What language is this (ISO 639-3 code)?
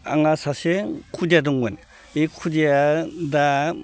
brx